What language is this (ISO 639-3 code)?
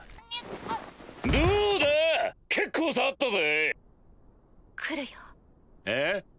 jpn